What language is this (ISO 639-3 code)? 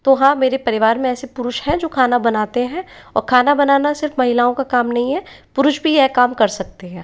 hin